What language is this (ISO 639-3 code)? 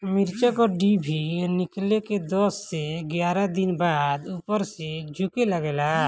bho